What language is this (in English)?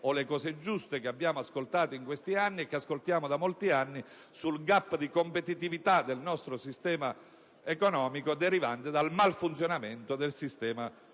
Italian